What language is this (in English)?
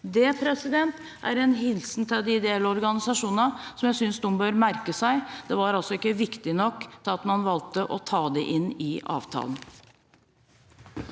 Norwegian